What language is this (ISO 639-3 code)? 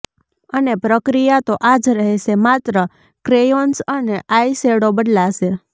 guj